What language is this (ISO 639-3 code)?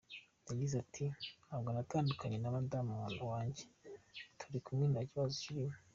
kin